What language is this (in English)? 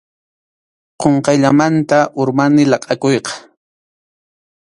Arequipa-La Unión Quechua